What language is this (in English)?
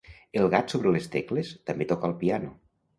Catalan